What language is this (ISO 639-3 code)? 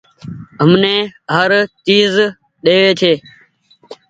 gig